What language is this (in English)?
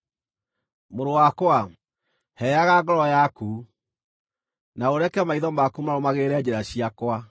Kikuyu